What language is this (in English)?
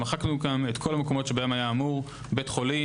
Hebrew